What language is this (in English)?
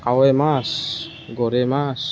Assamese